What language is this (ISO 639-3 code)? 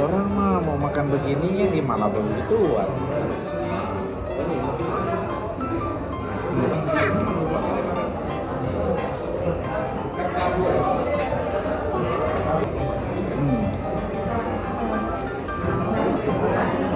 ind